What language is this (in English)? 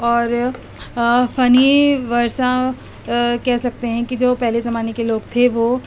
Urdu